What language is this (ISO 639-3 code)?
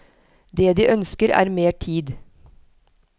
nor